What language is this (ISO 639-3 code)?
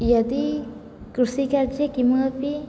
san